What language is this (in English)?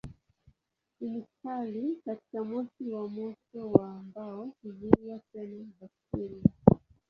Swahili